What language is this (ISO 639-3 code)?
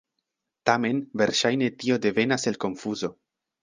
epo